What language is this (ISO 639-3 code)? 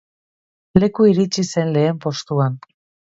eus